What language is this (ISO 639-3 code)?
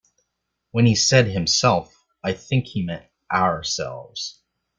eng